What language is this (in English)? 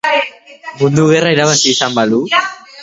Basque